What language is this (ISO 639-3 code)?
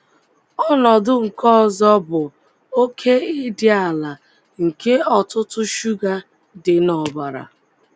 ibo